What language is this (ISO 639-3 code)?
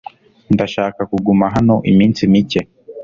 kin